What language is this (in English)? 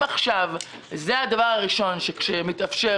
Hebrew